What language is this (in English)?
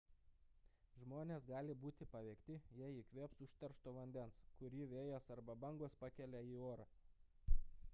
Lithuanian